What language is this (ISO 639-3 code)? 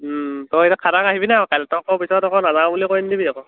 asm